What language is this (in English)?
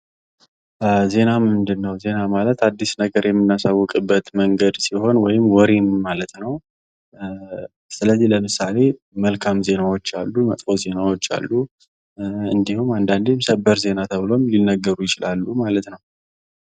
Amharic